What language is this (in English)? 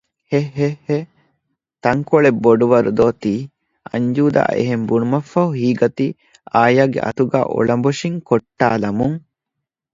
Divehi